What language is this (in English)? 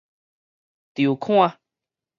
Min Nan Chinese